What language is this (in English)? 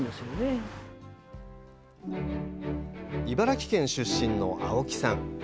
Japanese